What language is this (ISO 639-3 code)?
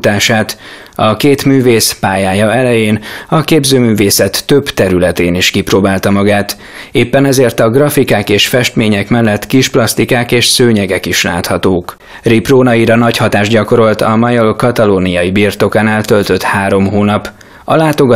hun